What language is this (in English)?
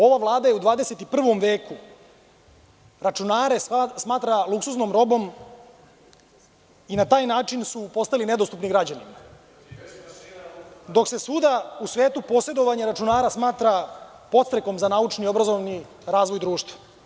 Serbian